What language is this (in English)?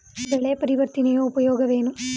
Kannada